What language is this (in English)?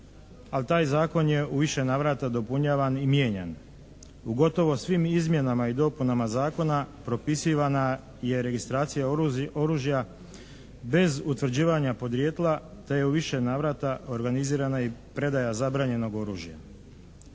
Croatian